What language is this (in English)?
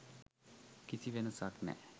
Sinhala